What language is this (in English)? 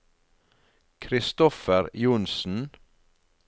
Norwegian